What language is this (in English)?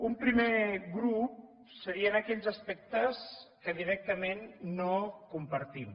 Catalan